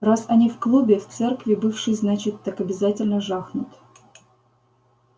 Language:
Russian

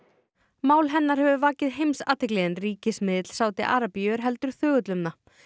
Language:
Icelandic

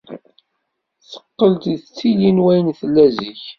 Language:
Kabyle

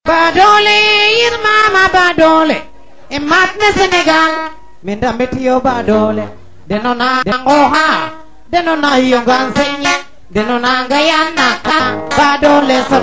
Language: Serer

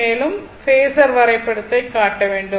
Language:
Tamil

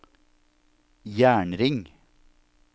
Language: Norwegian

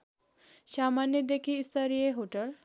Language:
Nepali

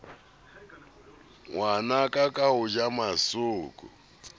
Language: Southern Sotho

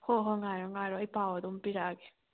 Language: Manipuri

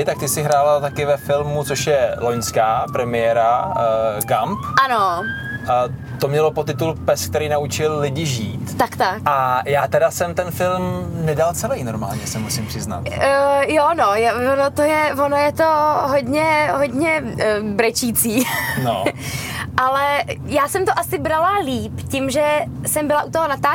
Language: Czech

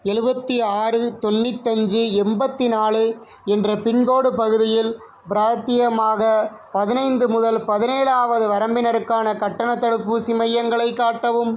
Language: Tamil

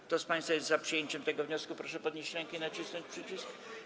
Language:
Polish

